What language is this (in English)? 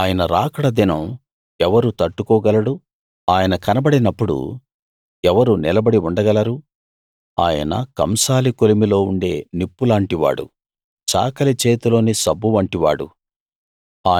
Telugu